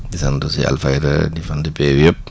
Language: Wolof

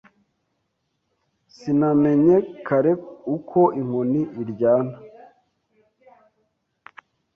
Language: Kinyarwanda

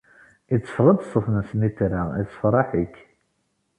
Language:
Kabyle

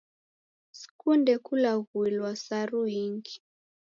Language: Taita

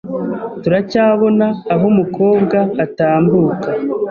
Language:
Kinyarwanda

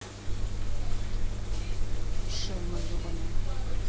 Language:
Russian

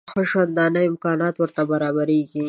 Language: Pashto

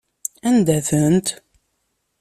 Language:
Kabyle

